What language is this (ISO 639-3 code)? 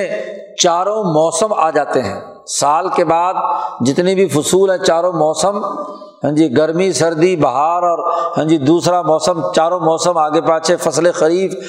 urd